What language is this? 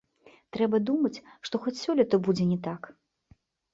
Belarusian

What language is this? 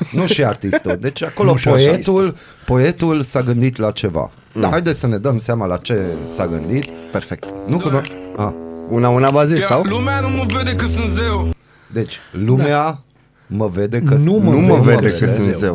Romanian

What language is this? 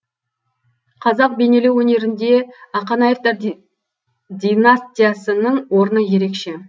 Kazakh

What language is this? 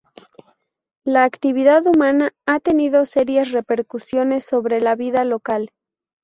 Spanish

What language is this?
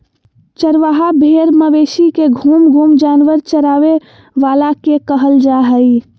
Magahi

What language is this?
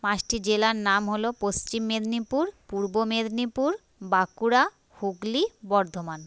Bangla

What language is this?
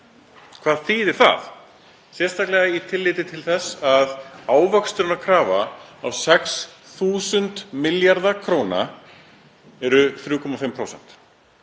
Icelandic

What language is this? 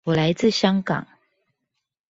Chinese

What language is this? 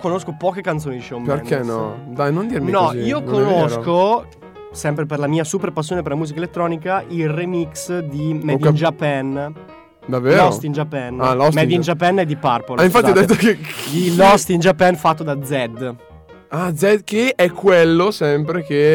Italian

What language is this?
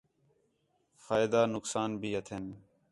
Khetrani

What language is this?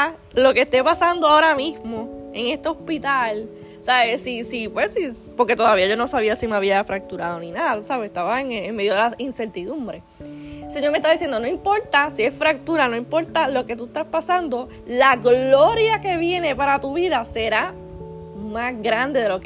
Spanish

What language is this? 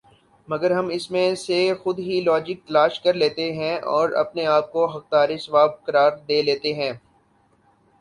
Urdu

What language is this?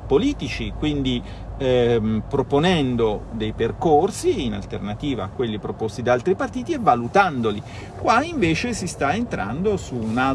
Italian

